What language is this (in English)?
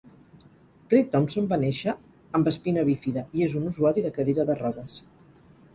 Catalan